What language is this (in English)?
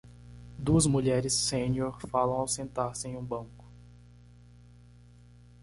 Portuguese